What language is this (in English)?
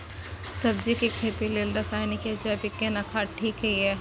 Maithili